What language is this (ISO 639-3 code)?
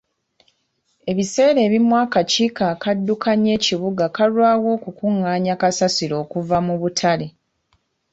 lug